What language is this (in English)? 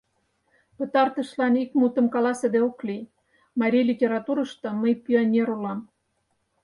Mari